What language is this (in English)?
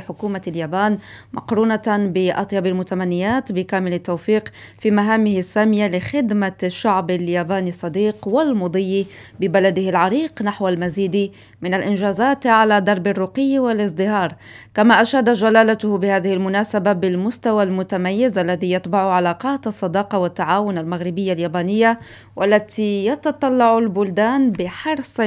Arabic